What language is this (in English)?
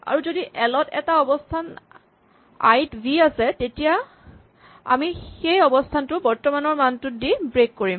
Assamese